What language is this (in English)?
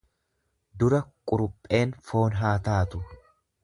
Oromo